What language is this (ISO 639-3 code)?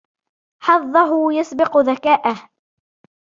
ara